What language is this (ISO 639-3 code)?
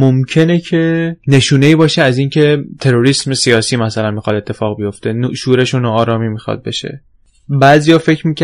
fas